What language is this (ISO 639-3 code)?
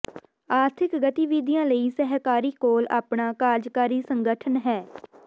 pan